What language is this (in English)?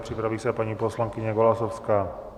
Czech